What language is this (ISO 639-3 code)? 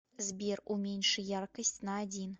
rus